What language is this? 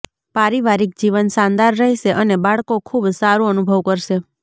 Gujarati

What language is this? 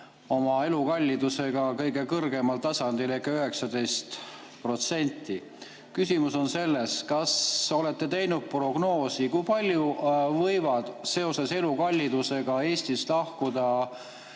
Estonian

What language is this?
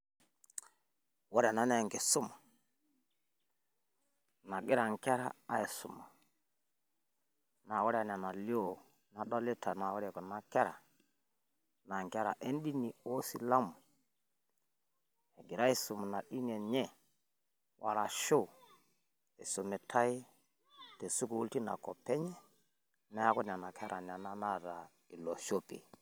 Masai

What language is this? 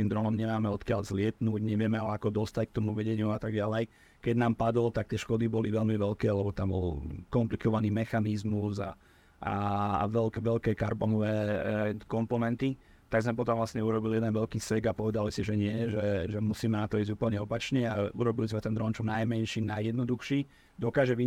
Slovak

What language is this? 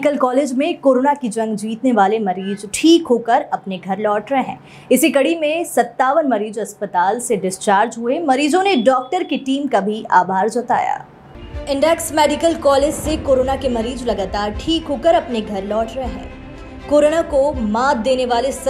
Hindi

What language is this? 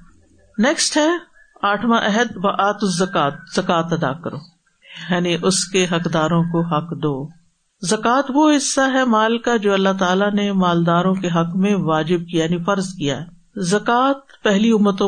Urdu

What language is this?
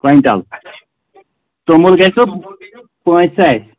Kashmiri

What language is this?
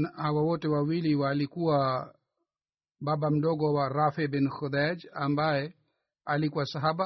Swahili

